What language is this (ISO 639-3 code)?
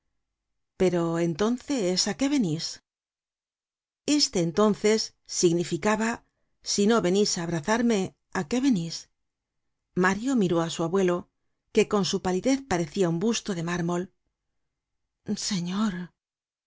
spa